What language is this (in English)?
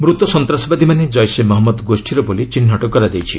Odia